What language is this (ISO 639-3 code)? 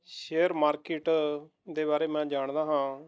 pan